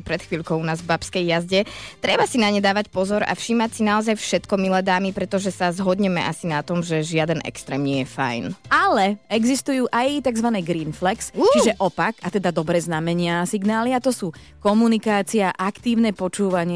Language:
Slovak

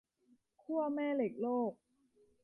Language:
Thai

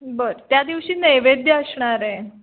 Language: Marathi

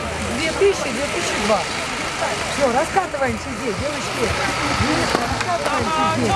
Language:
Russian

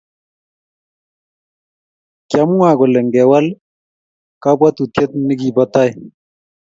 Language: Kalenjin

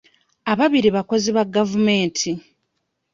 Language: Ganda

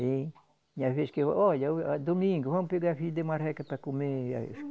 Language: Portuguese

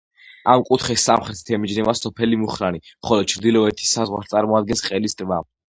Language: Georgian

